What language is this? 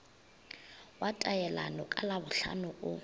Northern Sotho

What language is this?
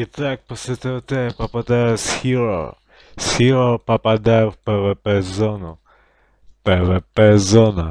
Russian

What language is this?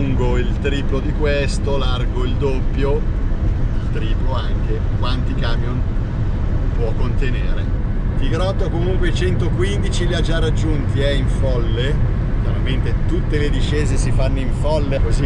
Italian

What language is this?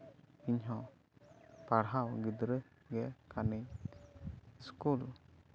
Santali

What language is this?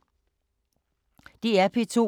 Danish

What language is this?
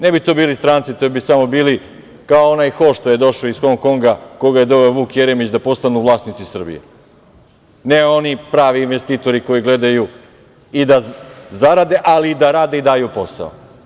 Serbian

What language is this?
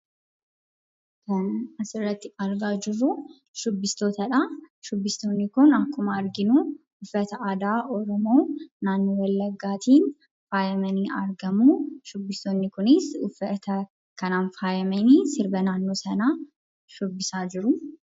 Oromo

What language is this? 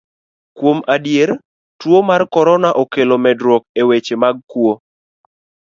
Luo (Kenya and Tanzania)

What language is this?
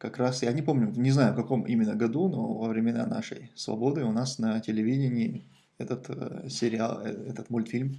Russian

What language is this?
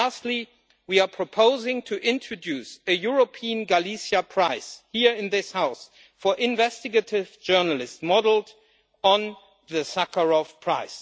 English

